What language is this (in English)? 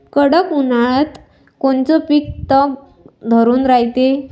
Marathi